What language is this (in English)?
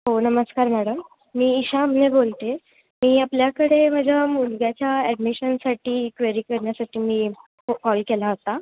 Marathi